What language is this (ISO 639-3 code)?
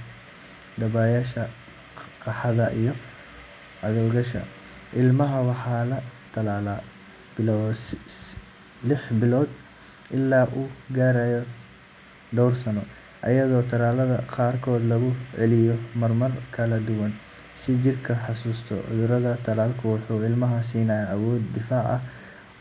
som